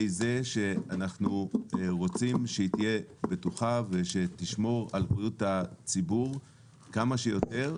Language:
Hebrew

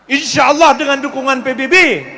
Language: Indonesian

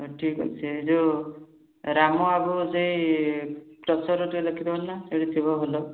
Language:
Odia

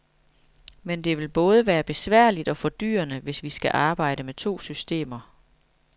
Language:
Danish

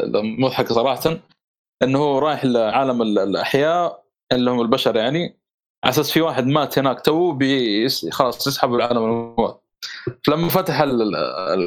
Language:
Arabic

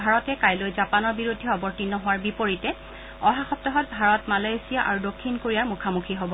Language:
Assamese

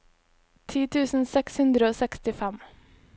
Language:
Norwegian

